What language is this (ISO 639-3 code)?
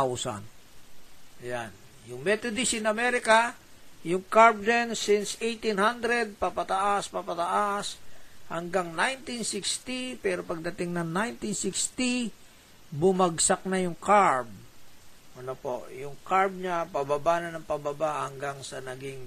fil